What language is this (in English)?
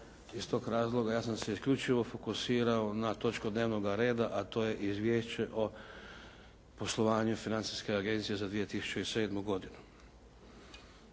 Croatian